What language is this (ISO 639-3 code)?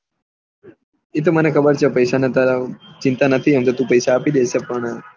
guj